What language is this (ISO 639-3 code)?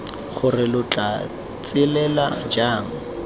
tsn